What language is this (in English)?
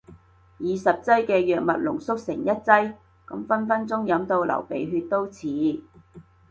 Cantonese